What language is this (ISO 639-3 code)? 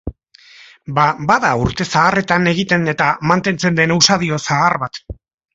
eus